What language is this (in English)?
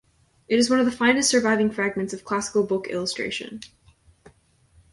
English